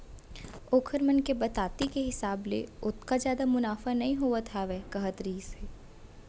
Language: Chhattisgarhi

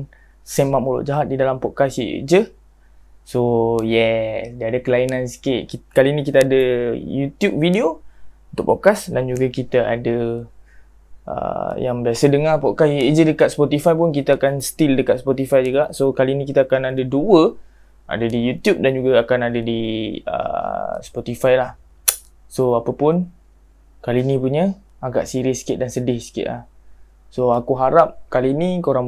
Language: Malay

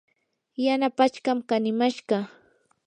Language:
Yanahuanca Pasco Quechua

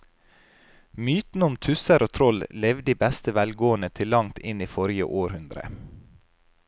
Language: Norwegian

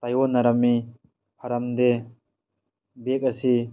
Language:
Manipuri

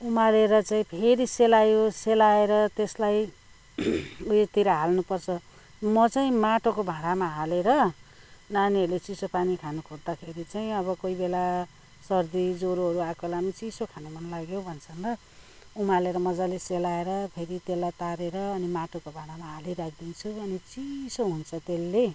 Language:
Nepali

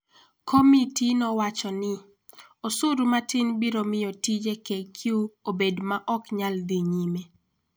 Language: Luo (Kenya and Tanzania)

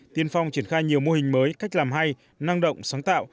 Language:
Vietnamese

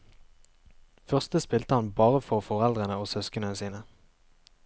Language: Norwegian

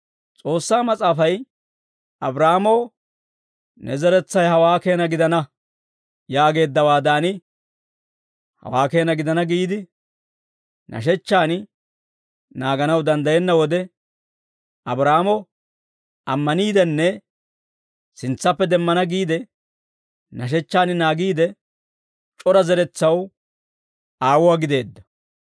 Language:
Dawro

